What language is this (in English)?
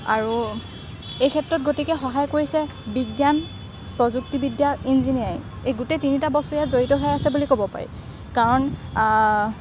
Assamese